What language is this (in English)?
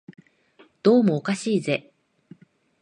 Japanese